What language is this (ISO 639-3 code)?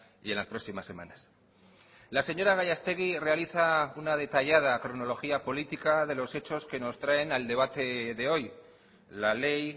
spa